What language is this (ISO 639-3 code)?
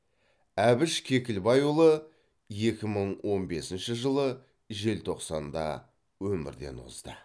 kaz